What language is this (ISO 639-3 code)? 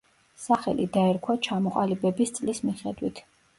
kat